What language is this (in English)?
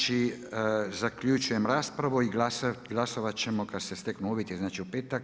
Croatian